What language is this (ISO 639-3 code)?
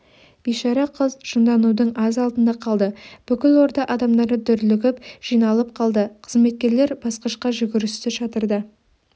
kaz